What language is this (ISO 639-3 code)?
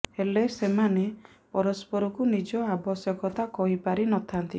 ori